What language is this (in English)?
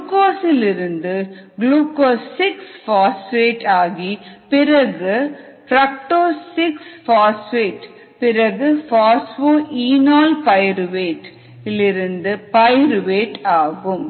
Tamil